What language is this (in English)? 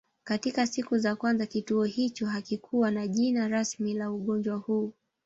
Swahili